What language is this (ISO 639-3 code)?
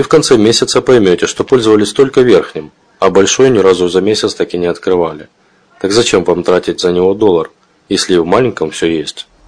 rus